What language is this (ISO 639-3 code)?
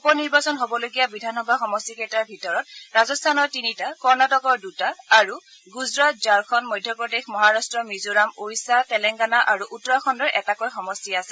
asm